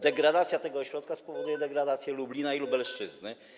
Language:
Polish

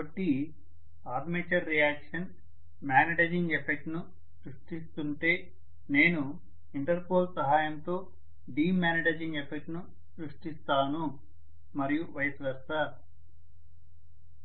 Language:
Telugu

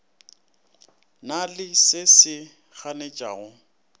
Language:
Northern Sotho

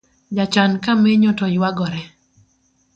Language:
Luo (Kenya and Tanzania)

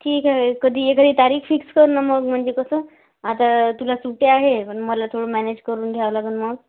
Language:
Marathi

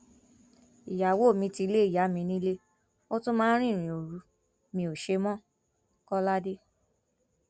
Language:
Yoruba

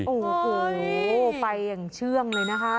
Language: Thai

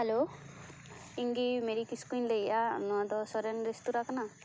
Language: Santali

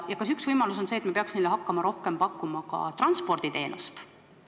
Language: Estonian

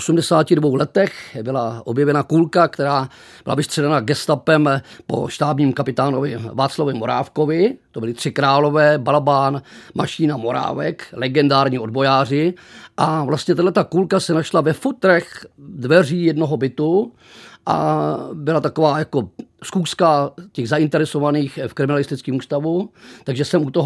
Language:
Czech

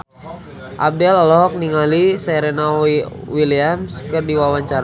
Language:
Sundanese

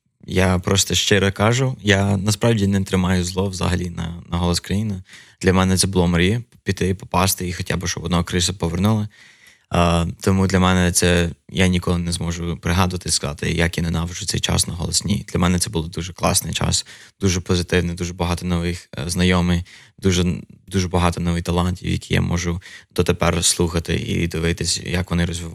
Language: Ukrainian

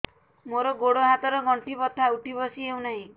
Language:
Odia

